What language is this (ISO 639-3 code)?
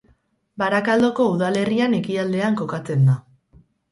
eus